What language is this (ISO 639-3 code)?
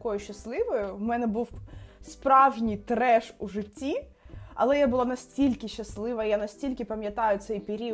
ukr